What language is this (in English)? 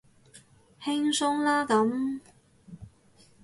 Cantonese